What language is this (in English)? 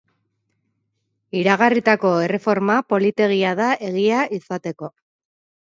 Basque